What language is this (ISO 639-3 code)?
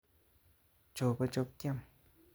kln